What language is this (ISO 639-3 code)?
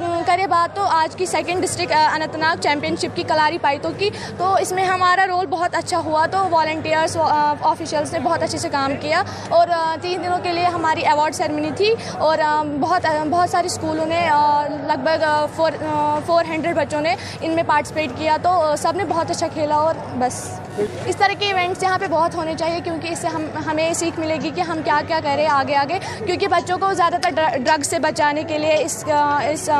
urd